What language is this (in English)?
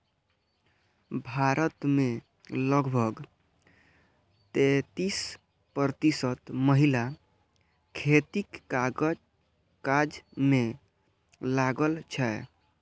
Maithili